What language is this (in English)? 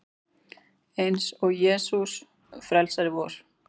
Icelandic